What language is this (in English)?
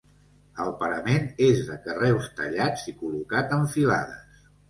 Catalan